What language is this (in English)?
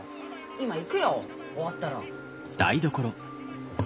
Japanese